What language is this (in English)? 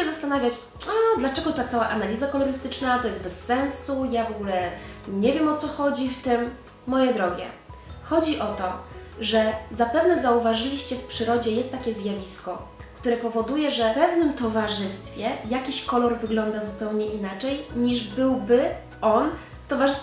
Polish